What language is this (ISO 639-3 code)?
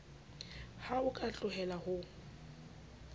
sot